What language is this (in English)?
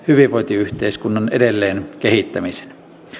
Finnish